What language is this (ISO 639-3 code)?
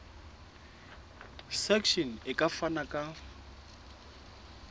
sot